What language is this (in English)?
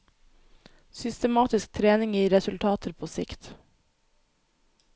Norwegian